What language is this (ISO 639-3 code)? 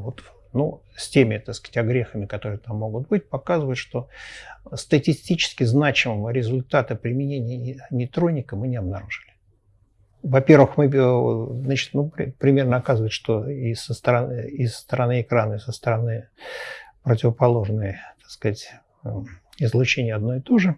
rus